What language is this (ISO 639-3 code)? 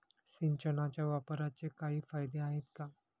mar